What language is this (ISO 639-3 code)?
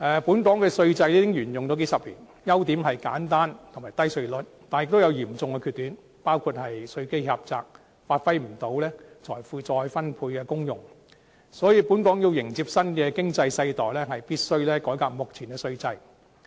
yue